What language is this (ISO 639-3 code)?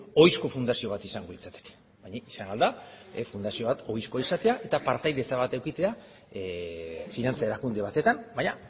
eus